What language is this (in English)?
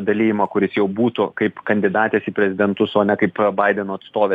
Lithuanian